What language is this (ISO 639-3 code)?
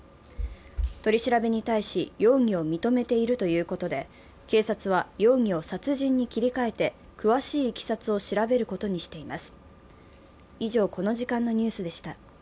jpn